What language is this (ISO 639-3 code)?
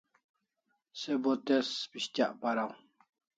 kls